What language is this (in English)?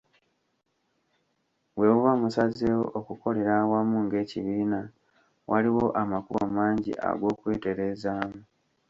Ganda